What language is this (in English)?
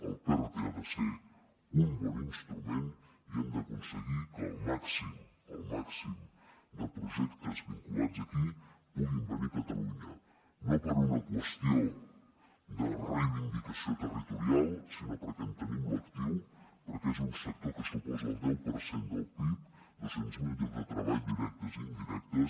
Catalan